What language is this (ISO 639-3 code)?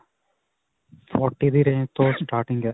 pan